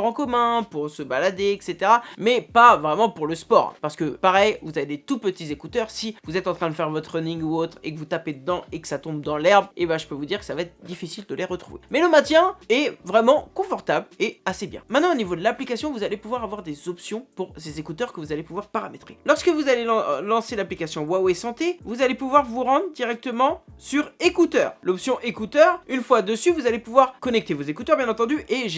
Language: French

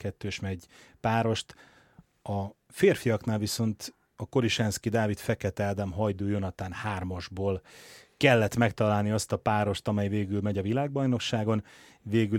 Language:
Hungarian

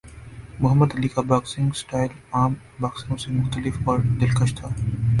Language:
Urdu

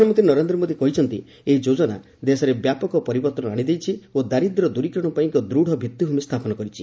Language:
Odia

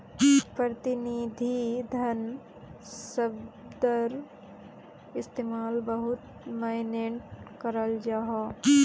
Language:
Magahi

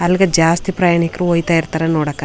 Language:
Kannada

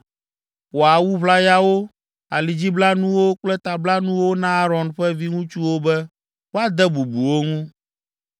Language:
Ewe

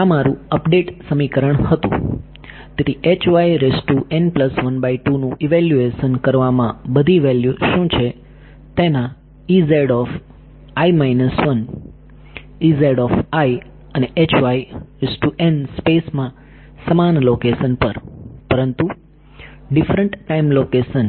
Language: Gujarati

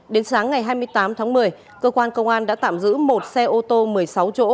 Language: Vietnamese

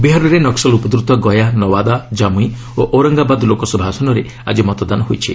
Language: Odia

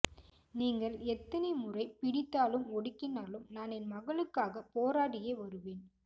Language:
Tamil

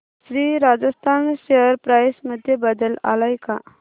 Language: Marathi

